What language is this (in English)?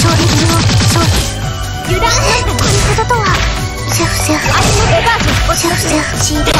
Japanese